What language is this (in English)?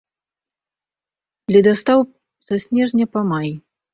Belarusian